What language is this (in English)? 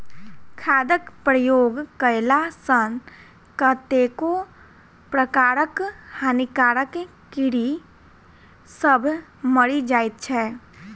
Maithili